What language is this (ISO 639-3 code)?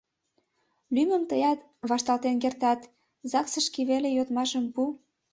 chm